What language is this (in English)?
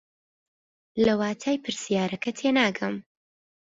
Central Kurdish